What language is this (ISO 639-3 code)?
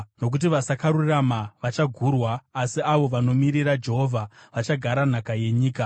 sna